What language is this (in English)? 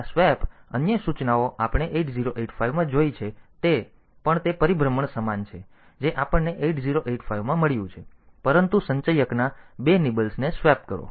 Gujarati